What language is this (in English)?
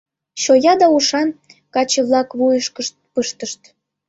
Mari